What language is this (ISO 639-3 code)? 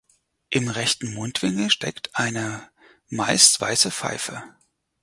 deu